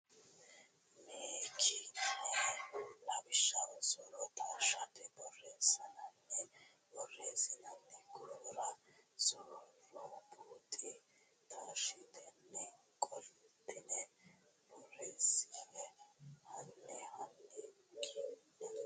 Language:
Sidamo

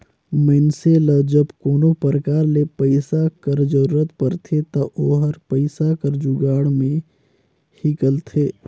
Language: Chhattisgarhi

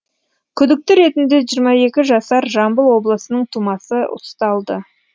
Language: Kazakh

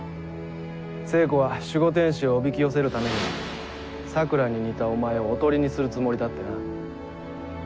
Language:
Japanese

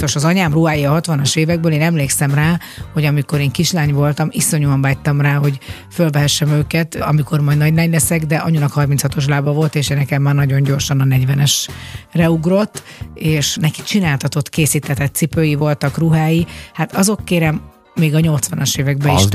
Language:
Hungarian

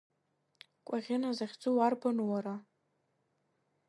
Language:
Abkhazian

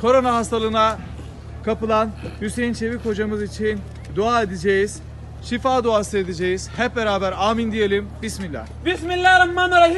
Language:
Turkish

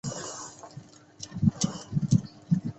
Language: Chinese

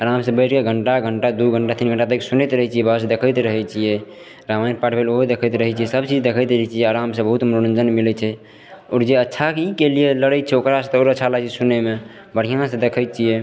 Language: Maithili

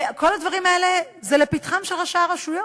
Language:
Hebrew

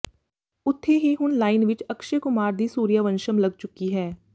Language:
Punjabi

